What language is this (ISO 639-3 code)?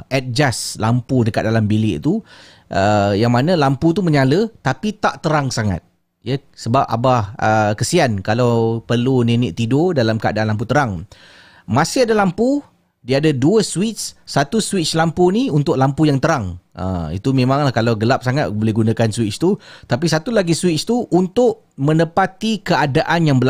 msa